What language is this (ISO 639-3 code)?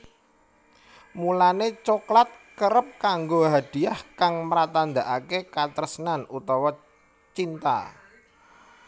jav